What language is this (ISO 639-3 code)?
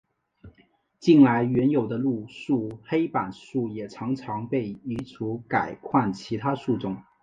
zho